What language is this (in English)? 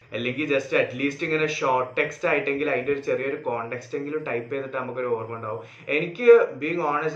Malayalam